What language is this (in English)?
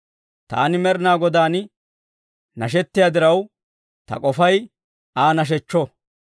Dawro